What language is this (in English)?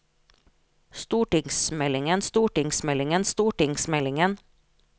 Norwegian